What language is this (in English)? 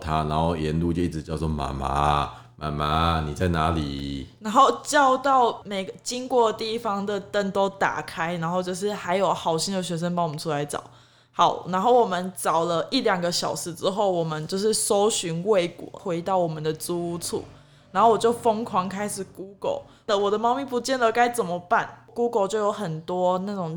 Chinese